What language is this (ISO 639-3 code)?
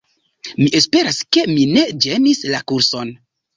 epo